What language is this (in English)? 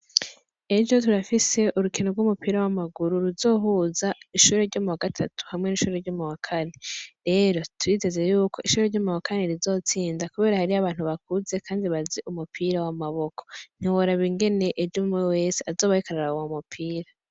Rundi